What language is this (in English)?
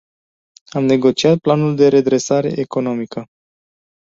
Romanian